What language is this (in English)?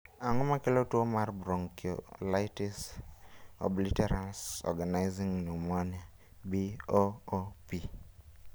Luo (Kenya and Tanzania)